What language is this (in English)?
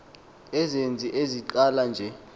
Xhosa